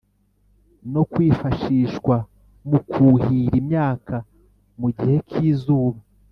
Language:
Kinyarwanda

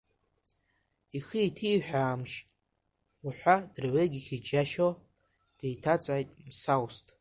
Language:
Abkhazian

